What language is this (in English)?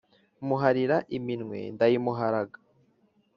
Kinyarwanda